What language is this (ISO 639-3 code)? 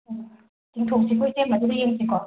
mni